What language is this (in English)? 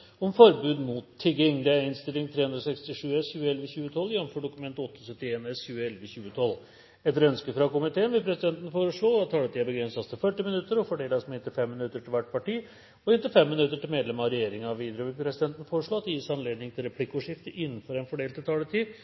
Norwegian Bokmål